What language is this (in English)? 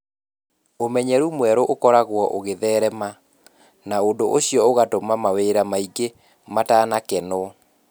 Kikuyu